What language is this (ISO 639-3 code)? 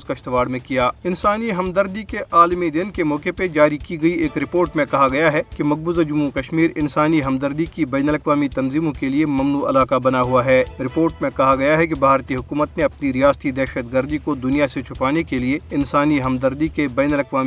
urd